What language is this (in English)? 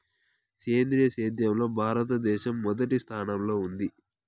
Telugu